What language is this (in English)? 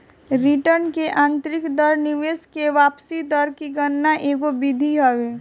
Bhojpuri